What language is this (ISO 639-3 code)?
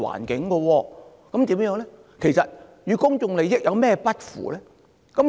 yue